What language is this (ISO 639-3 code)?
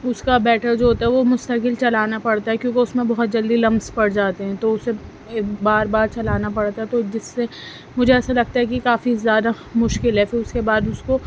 urd